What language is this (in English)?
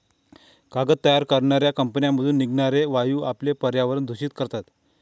Marathi